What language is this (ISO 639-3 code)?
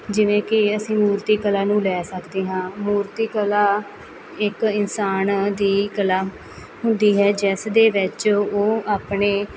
pan